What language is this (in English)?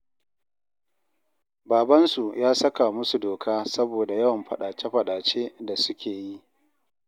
Hausa